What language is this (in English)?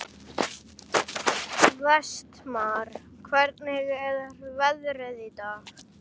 Icelandic